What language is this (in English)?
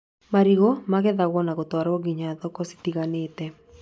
Kikuyu